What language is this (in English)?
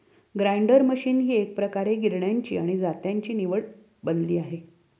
Marathi